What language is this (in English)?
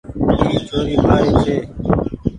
Goaria